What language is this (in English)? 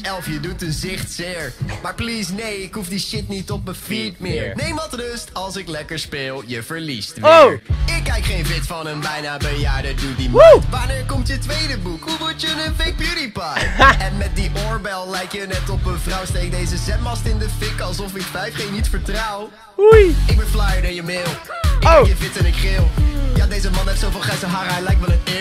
Dutch